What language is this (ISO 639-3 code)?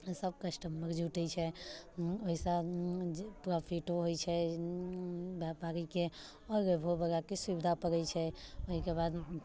mai